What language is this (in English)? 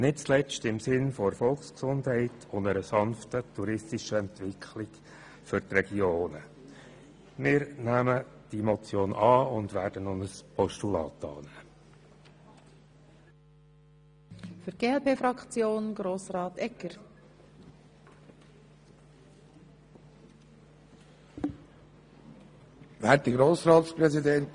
Swiss German